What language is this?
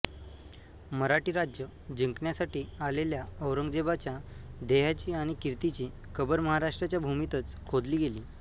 Marathi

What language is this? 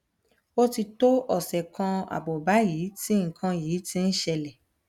Yoruba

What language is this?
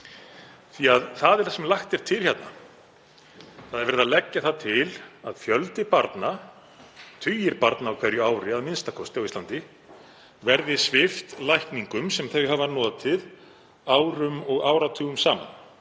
Icelandic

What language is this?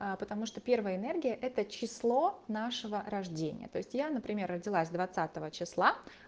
Russian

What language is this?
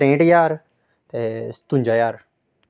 Dogri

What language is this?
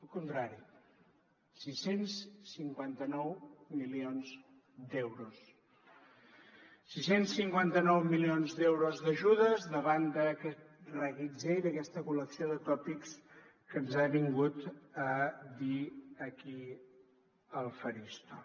Catalan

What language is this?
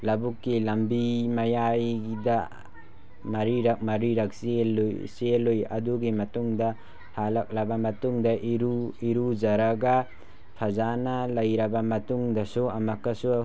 Manipuri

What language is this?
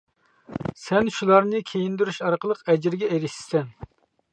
Uyghur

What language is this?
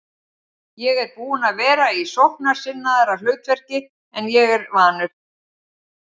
Icelandic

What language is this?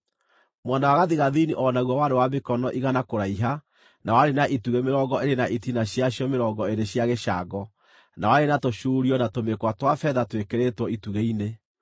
Kikuyu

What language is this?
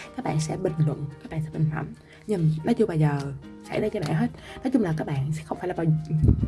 Vietnamese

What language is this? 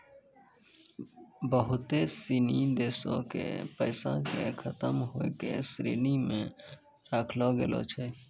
Maithili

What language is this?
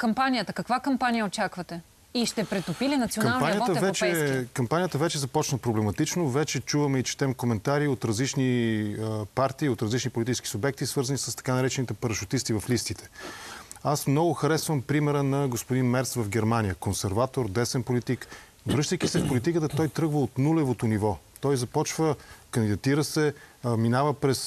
Bulgarian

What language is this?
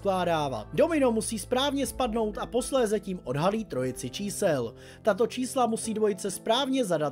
Czech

